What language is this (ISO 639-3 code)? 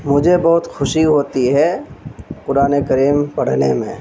urd